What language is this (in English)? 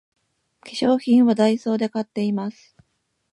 Japanese